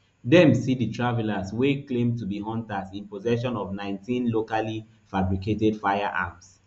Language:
Nigerian Pidgin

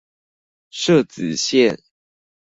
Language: Chinese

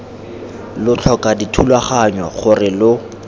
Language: Tswana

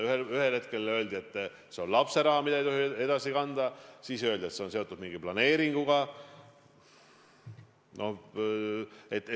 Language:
Estonian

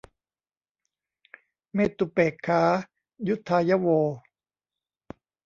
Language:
Thai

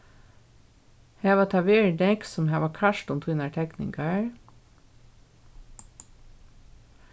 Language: Faroese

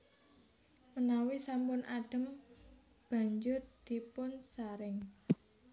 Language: Javanese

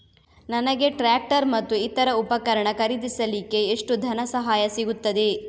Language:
Kannada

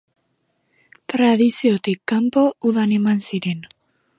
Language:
Basque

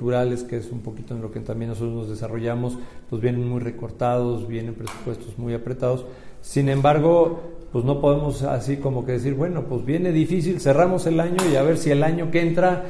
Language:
Spanish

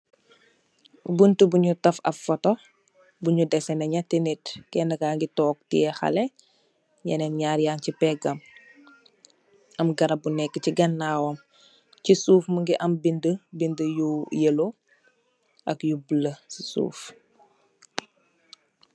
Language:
Wolof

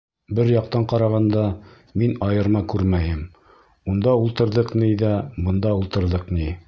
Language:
Bashkir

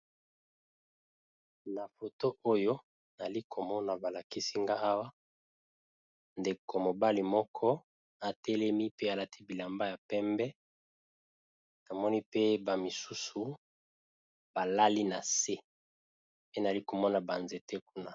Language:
Lingala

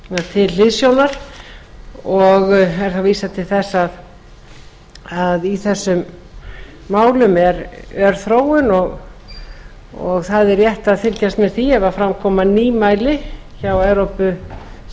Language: Icelandic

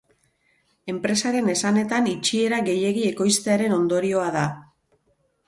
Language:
Basque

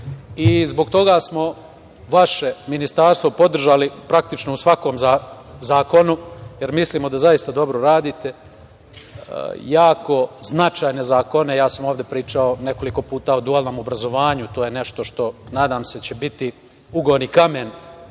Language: Serbian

